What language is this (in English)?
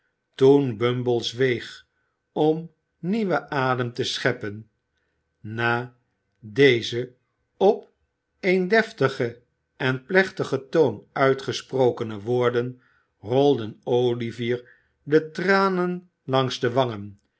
Dutch